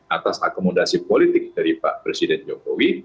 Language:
Indonesian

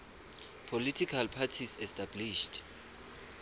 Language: Swati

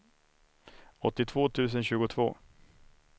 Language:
Swedish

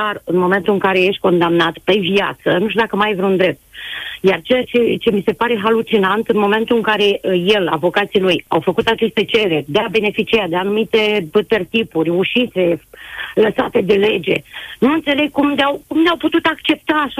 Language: Romanian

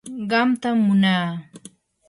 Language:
Yanahuanca Pasco Quechua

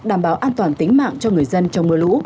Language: Vietnamese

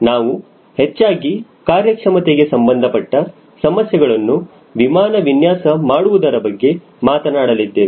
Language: Kannada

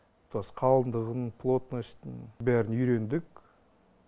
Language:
Kazakh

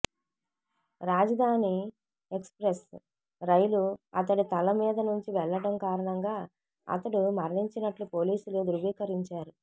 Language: Telugu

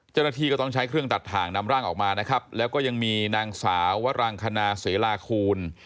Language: Thai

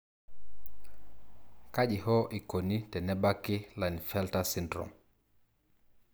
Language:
Masai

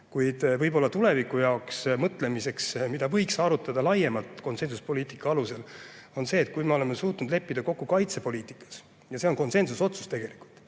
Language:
Estonian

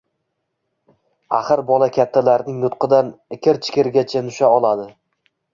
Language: Uzbek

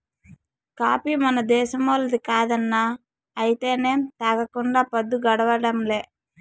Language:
Telugu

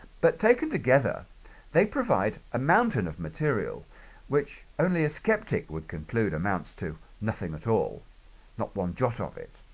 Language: English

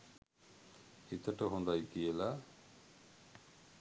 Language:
Sinhala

